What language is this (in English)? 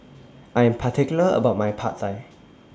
English